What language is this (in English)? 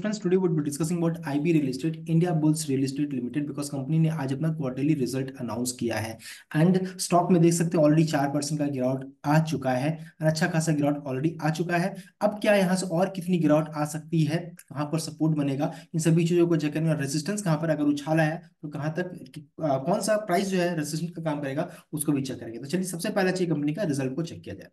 Hindi